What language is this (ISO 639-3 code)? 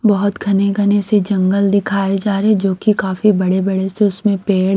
hin